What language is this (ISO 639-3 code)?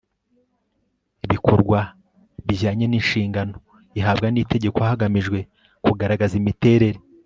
kin